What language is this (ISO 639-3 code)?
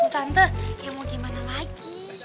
ind